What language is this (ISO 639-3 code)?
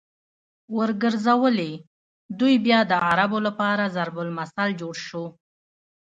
pus